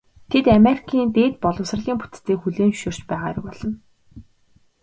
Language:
Mongolian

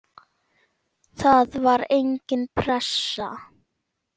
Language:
Icelandic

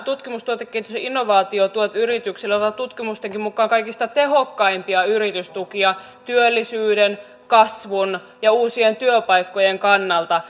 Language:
Finnish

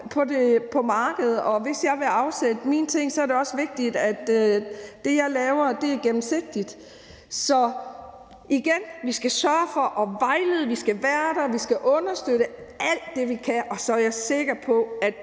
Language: Danish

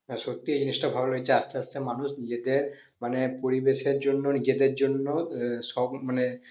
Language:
Bangla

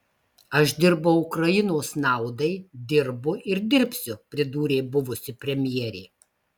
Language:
Lithuanian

